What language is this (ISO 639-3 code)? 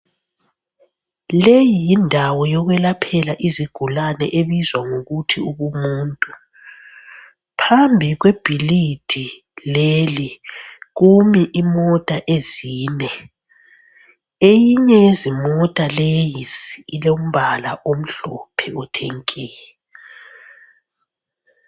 nde